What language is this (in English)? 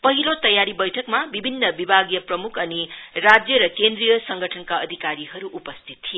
Nepali